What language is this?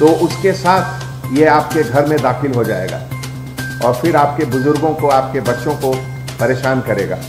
Hindi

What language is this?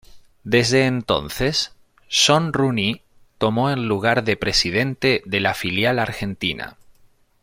Spanish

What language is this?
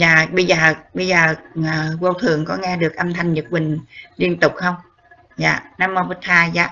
Vietnamese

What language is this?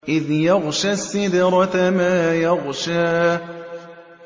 Arabic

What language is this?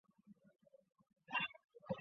Chinese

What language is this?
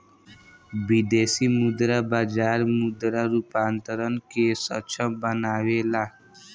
Bhojpuri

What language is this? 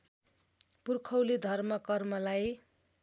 Nepali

